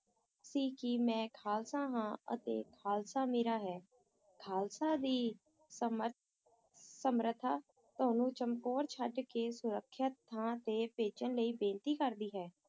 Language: Punjabi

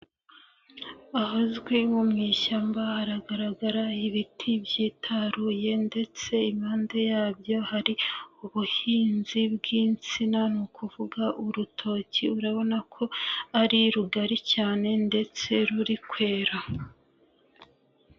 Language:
Kinyarwanda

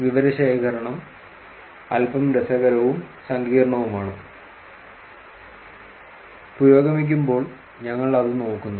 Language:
Malayalam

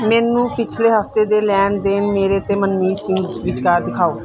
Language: Punjabi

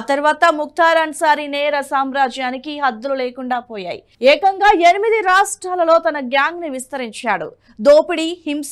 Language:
Telugu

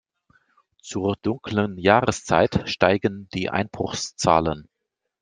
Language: German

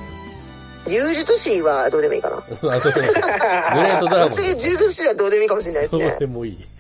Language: Japanese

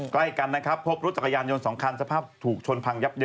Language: Thai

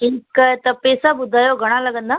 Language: Sindhi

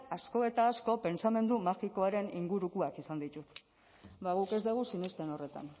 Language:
Basque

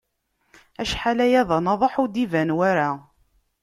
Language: Kabyle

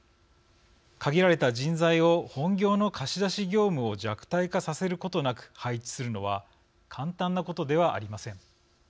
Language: Japanese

